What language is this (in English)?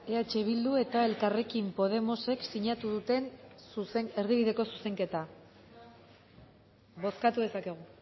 Basque